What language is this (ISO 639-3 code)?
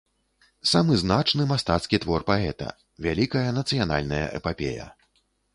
bel